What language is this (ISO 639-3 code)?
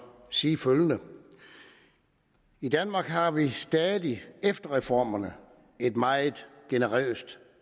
dan